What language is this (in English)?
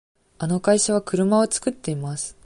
Japanese